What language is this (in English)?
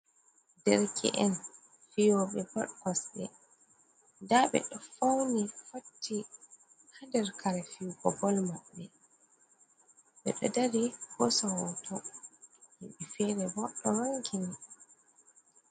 Fula